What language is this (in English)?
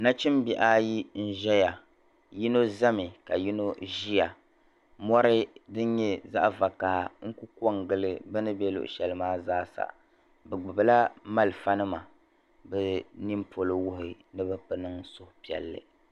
Dagbani